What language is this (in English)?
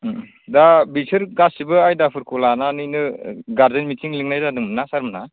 Bodo